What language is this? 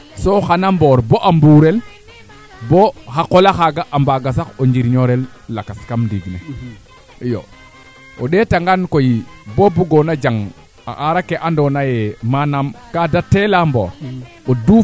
Serer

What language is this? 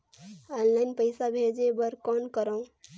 Chhattisgarhi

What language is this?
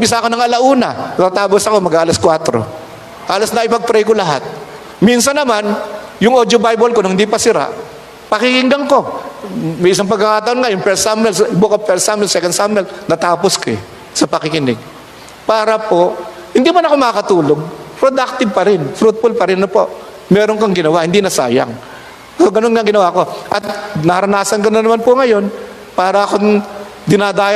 Filipino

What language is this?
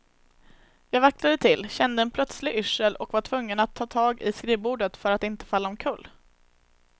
Swedish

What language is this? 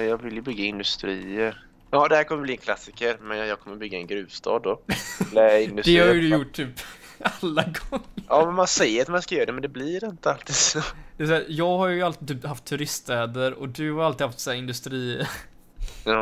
Swedish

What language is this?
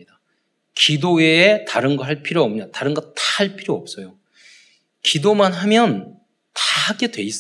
Korean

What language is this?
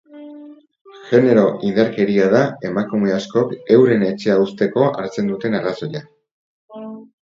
Basque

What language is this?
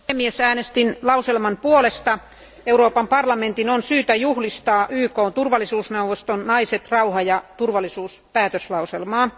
Finnish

